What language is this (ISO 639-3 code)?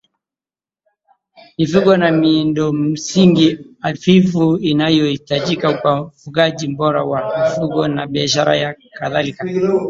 swa